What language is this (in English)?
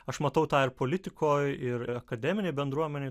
Lithuanian